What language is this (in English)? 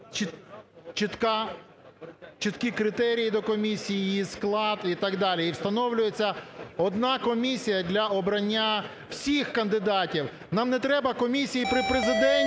Ukrainian